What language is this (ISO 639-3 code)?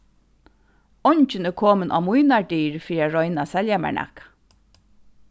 fao